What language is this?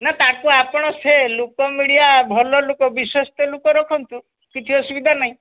Odia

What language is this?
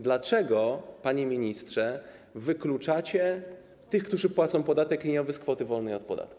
Polish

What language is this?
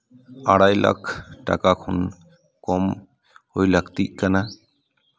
Santali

